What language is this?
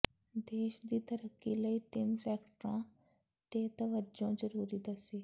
Punjabi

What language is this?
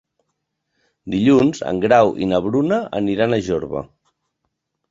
Catalan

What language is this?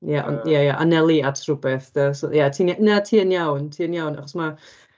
Welsh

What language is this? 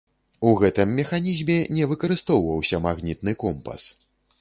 Belarusian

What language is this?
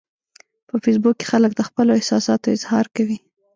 Pashto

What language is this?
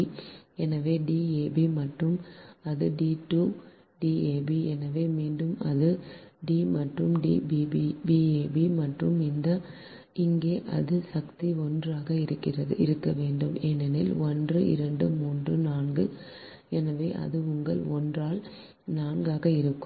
Tamil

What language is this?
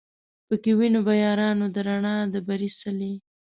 Pashto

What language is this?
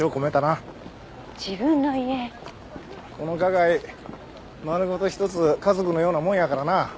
Japanese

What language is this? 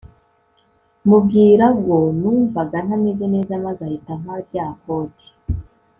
Kinyarwanda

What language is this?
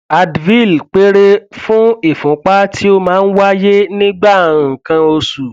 Yoruba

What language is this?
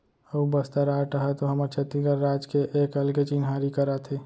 Chhattisgarhi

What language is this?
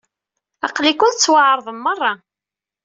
Kabyle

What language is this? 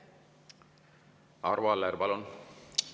Estonian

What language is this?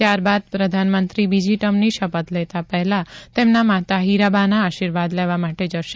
Gujarati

